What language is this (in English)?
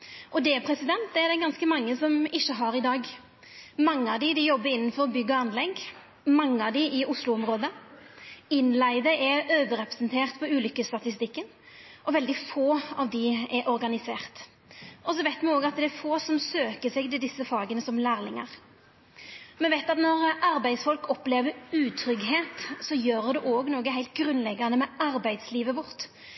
Norwegian Nynorsk